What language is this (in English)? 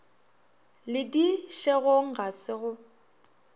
Northern Sotho